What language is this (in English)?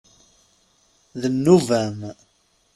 Kabyle